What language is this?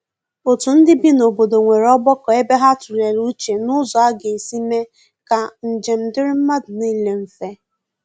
Igbo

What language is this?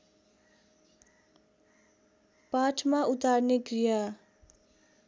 Nepali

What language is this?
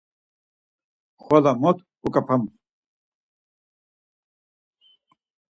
Laz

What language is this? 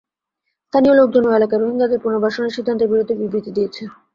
Bangla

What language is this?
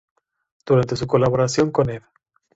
Spanish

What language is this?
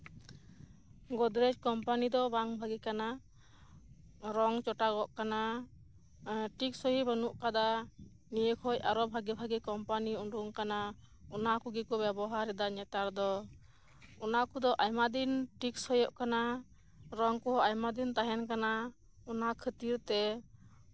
Santali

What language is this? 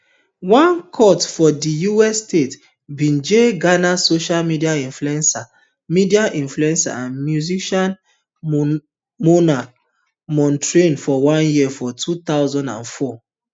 Nigerian Pidgin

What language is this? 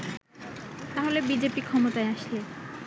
Bangla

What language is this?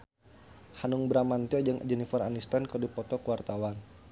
Sundanese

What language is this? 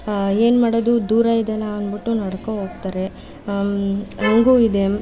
Kannada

